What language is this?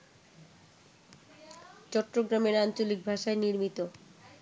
Bangla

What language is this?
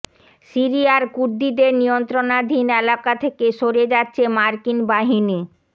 Bangla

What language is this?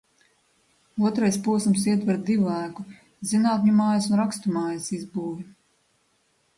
Latvian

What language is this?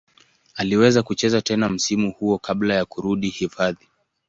Swahili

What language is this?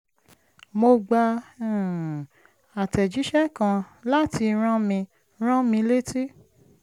Yoruba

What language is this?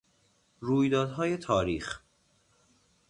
Persian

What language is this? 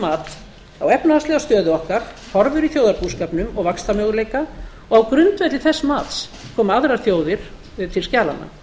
Icelandic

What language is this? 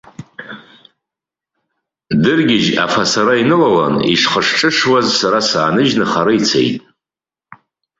Abkhazian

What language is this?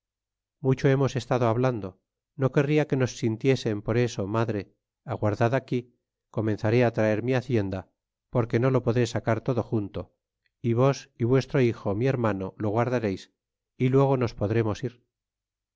Spanish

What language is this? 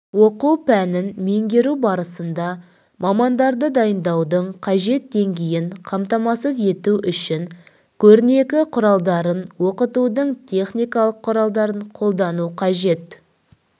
Kazakh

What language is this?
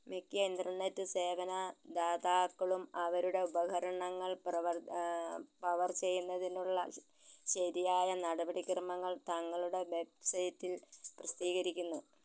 Malayalam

